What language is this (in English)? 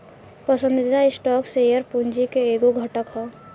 Bhojpuri